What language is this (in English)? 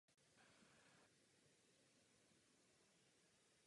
Czech